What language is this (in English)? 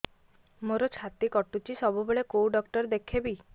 Odia